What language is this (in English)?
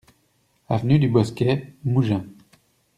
French